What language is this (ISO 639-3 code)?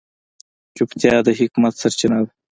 pus